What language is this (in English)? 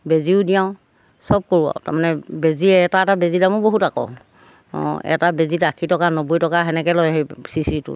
Assamese